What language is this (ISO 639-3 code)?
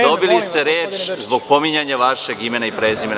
srp